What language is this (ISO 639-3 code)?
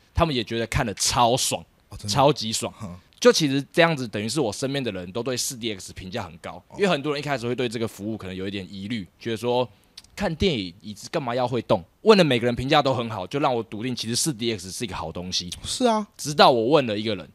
zho